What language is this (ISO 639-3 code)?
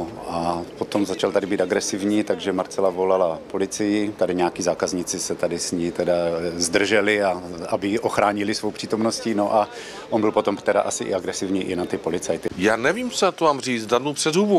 ces